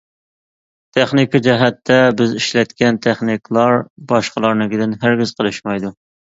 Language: Uyghur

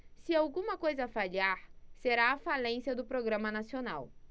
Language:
Portuguese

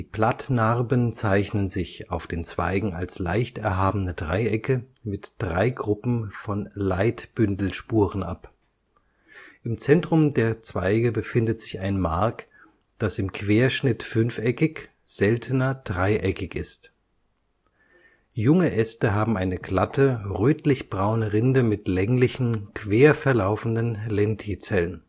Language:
German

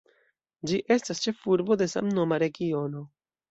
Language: Esperanto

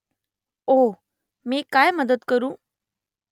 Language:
Marathi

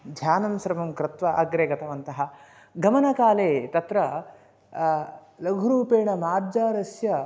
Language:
Sanskrit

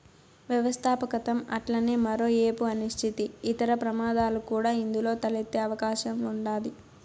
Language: Telugu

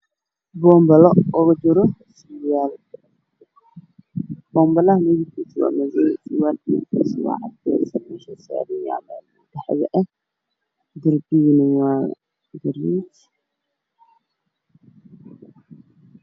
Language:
Somali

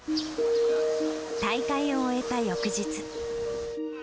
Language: Japanese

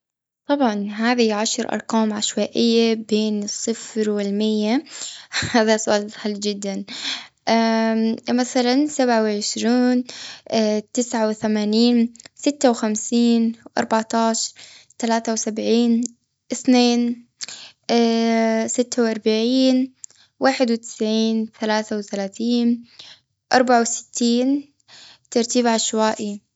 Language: Gulf Arabic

